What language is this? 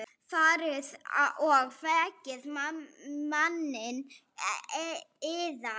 Icelandic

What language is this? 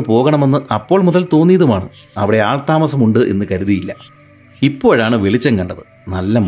Malayalam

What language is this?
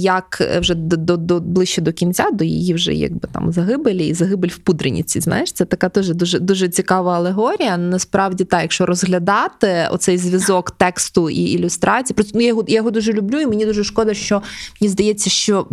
Ukrainian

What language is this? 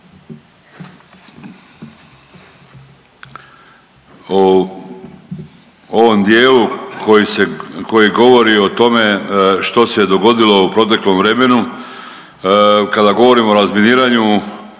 Croatian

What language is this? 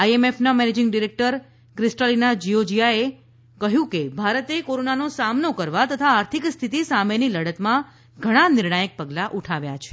Gujarati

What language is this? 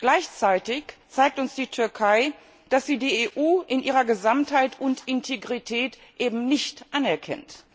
German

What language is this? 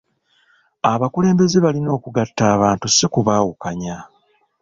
Ganda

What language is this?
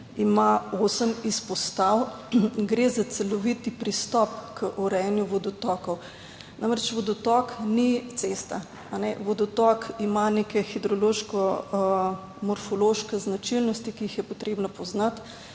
Slovenian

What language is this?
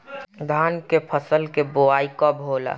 Bhojpuri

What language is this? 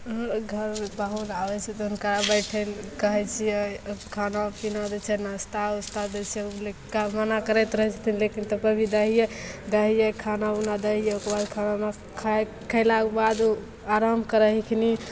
Maithili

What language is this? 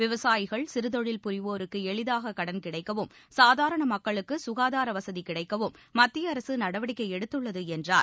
Tamil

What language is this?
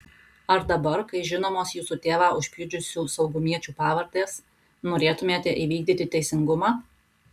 Lithuanian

